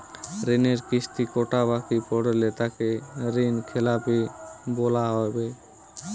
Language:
Bangla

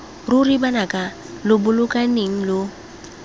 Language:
Tswana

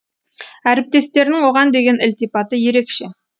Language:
Kazakh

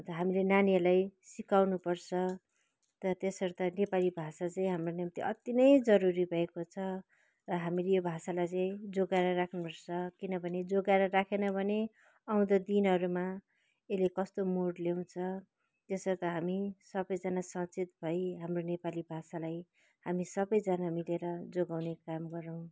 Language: Nepali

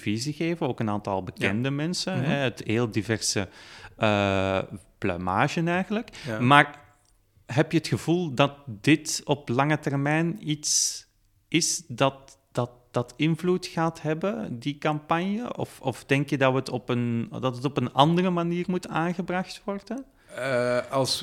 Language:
Dutch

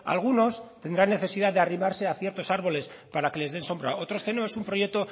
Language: Spanish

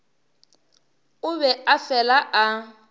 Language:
Northern Sotho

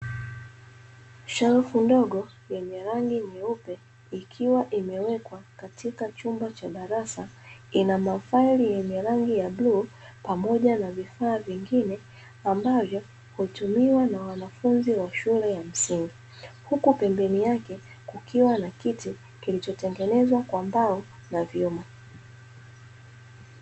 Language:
Swahili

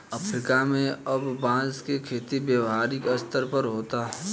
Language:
Bhojpuri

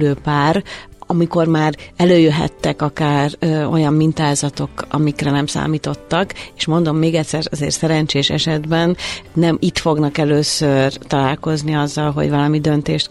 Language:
Hungarian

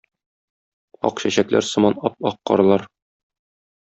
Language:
Tatar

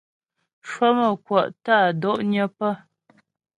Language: Ghomala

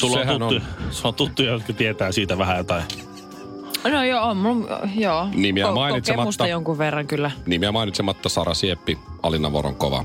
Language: Finnish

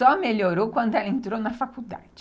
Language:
Portuguese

